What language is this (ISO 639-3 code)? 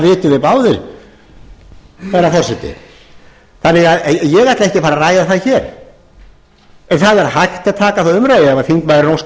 isl